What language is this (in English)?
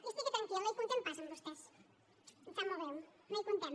Catalan